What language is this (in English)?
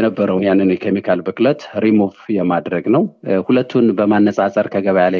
Amharic